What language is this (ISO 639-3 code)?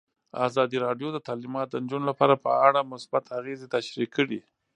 pus